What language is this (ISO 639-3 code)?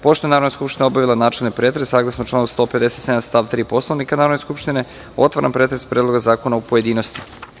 srp